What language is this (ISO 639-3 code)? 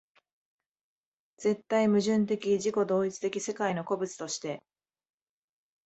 jpn